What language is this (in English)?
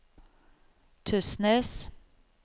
Norwegian